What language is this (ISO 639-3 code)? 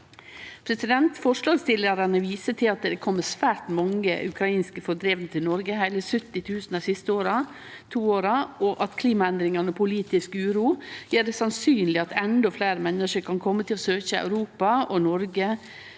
nor